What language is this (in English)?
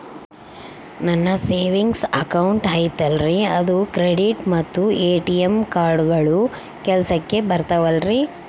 Kannada